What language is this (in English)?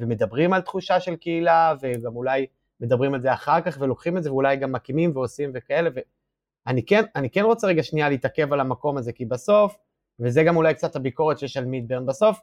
Hebrew